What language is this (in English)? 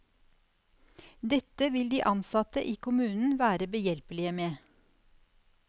Norwegian